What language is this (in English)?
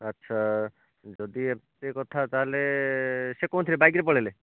Odia